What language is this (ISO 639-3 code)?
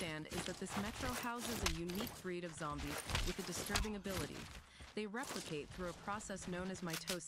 pol